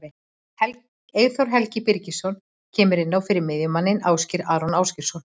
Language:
Icelandic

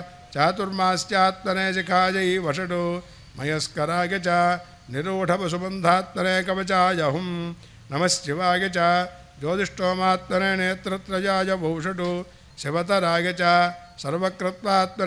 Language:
Arabic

